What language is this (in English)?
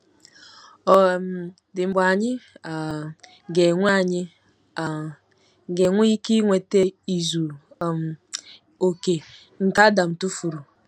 Igbo